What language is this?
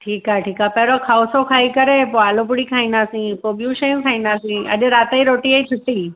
Sindhi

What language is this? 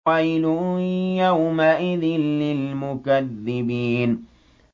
Arabic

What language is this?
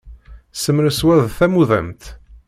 Kabyle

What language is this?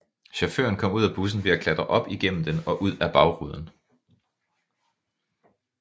Danish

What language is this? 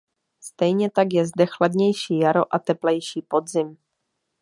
Czech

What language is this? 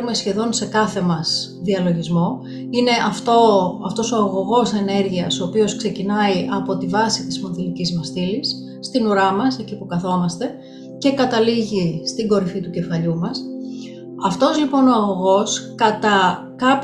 Greek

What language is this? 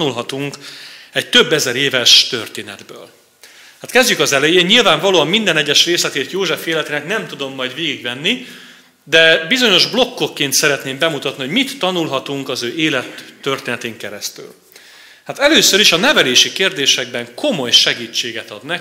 Hungarian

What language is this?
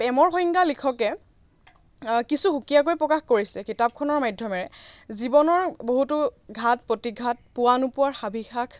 Assamese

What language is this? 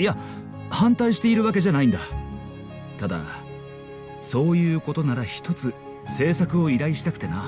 Japanese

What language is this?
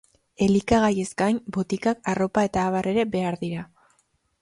Basque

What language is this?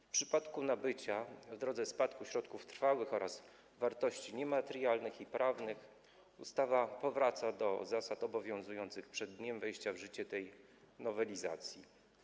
Polish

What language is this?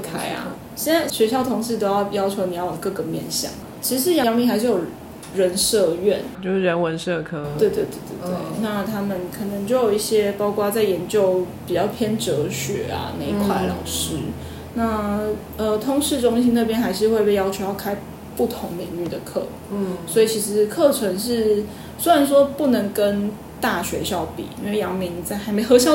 Chinese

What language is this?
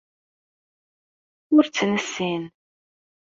Kabyle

